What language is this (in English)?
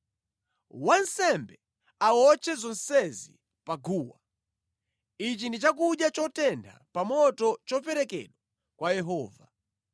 Nyanja